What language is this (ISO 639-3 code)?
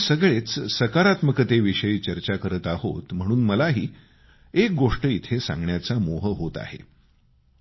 mar